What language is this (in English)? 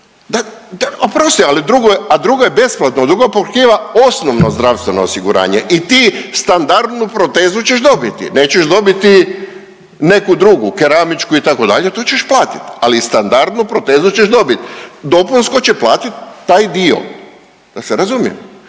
Croatian